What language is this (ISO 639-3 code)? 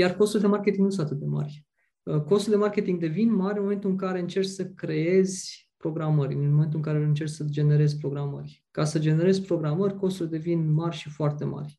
ron